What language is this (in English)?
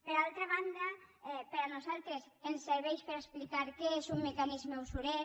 Catalan